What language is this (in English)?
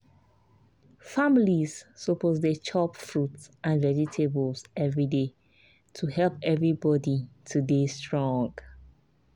Nigerian Pidgin